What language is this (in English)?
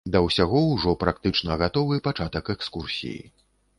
Belarusian